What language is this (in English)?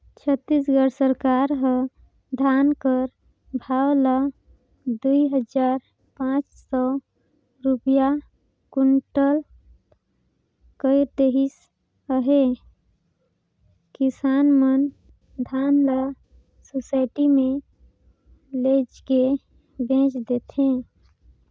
Chhattisgarhi